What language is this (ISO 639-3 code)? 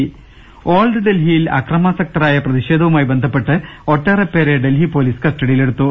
mal